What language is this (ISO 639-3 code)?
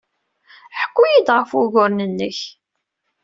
kab